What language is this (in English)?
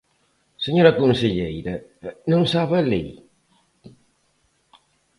Galician